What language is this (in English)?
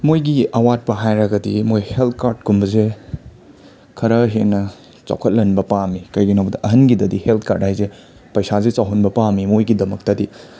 Manipuri